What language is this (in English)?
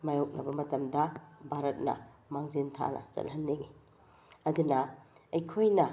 Manipuri